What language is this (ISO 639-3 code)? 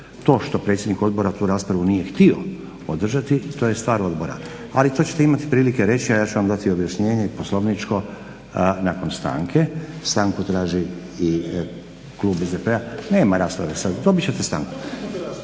hrv